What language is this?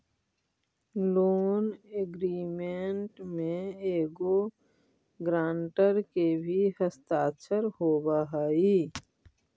Magahi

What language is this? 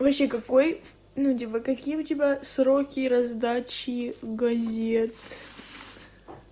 Russian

